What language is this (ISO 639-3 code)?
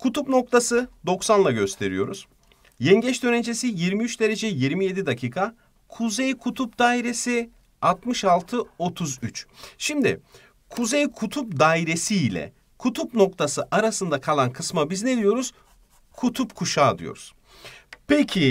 tur